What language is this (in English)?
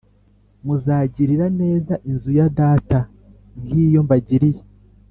Kinyarwanda